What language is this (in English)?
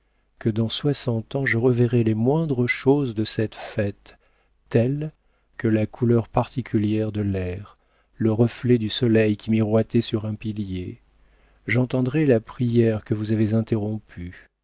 French